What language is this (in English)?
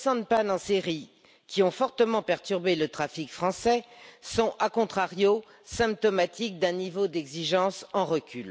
French